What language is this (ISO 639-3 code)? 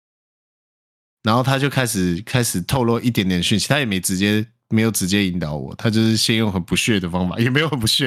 zho